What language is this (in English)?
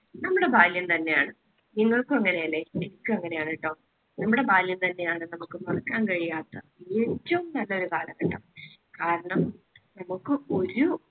Malayalam